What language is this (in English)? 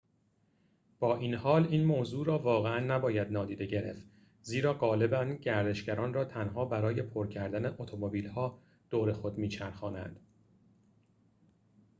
Persian